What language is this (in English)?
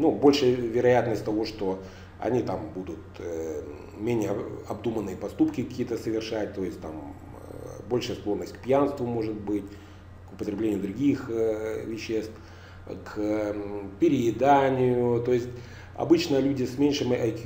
Russian